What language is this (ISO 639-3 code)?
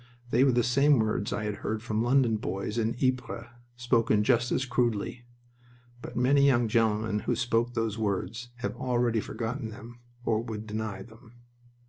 eng